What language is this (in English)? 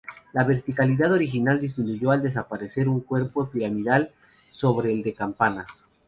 Spanish